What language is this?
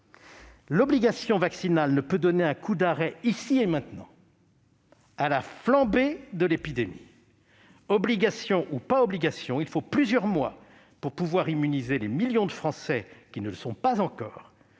French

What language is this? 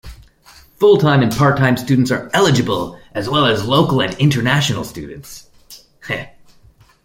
English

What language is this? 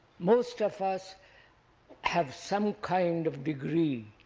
English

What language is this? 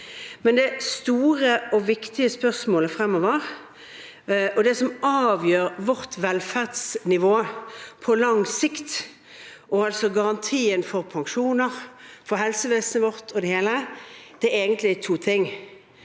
Norwegian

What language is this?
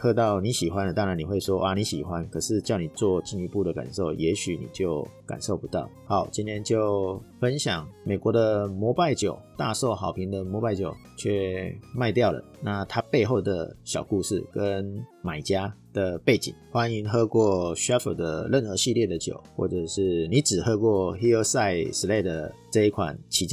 Chinese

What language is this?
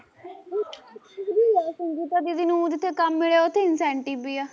Punjabi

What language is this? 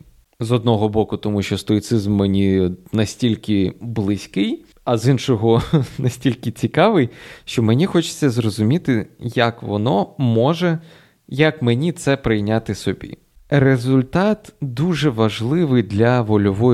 Ukrainian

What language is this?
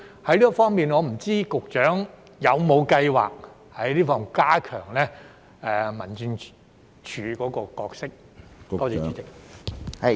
Cantonese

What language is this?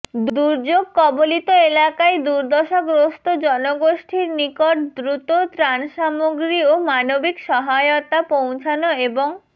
Bangla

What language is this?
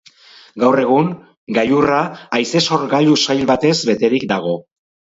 Basque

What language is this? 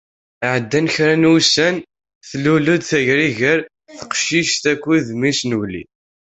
Kabyle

